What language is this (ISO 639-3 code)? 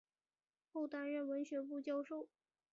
zho